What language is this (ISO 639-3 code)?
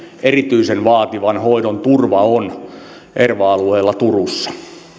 fin